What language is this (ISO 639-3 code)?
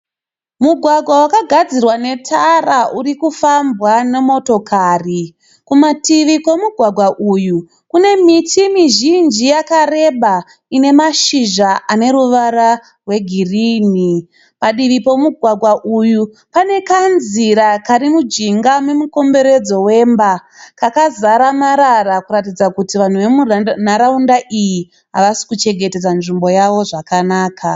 sna